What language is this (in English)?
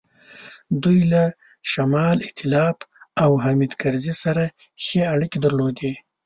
Pashto